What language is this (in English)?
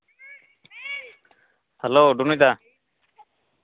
Santali